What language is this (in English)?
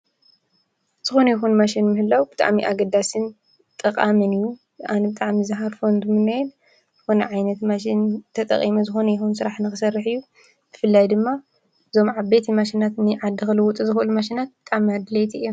Tigrinya